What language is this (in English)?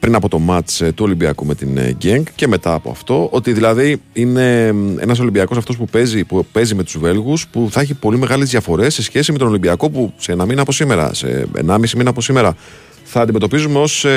Greek